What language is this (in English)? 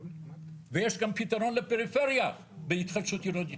Hebrew